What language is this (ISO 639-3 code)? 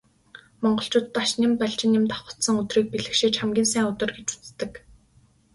mon